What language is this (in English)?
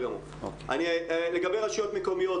Hebrew